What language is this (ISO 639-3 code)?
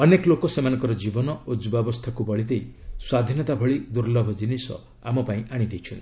ori